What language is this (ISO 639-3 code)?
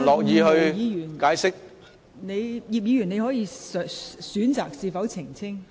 yue